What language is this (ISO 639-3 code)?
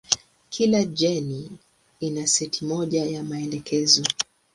swa